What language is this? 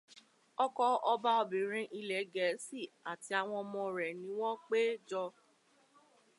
Yoruba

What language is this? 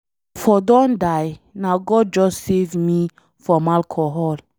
Nigerian Pidgin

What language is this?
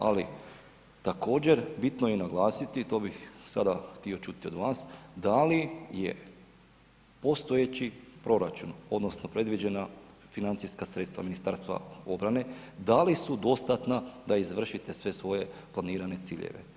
Croatian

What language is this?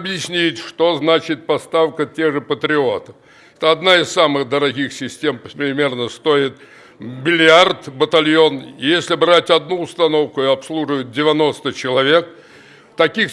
Russian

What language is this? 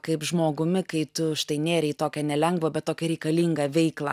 Lithuanian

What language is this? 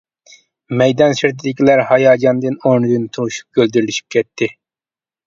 Uyghur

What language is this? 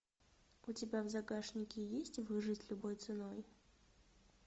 Russian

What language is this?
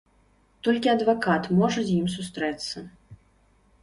Belarusian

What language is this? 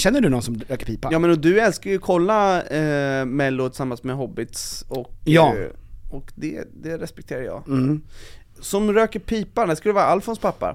Swedish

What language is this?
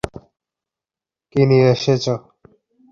Bangla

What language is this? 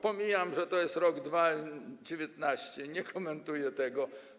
Polish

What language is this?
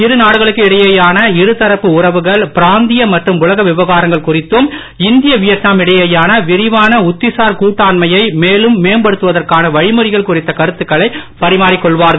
Tamil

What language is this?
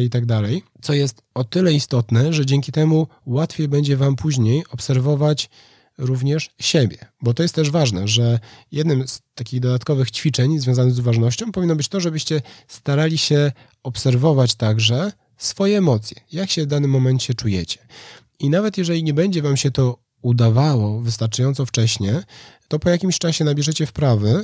Polish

